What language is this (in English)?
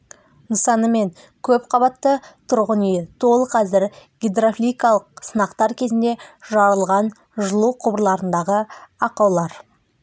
Kazakh